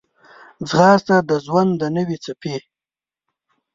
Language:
Pashto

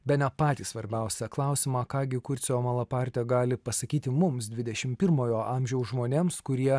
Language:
Lithuanian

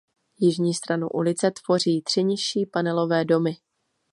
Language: Czech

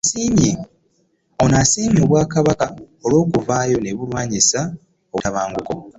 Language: Ganda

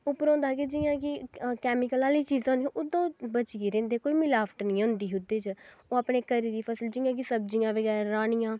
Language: Dogri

